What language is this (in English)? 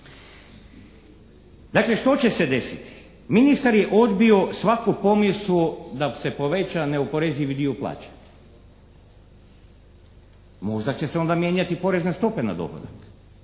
Croatian